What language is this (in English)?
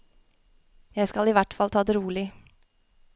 Norwegian